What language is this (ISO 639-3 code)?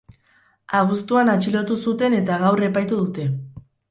eus